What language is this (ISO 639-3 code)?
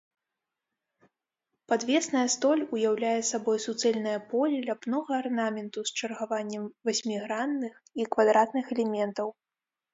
bel